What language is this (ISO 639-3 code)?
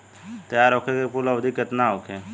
bho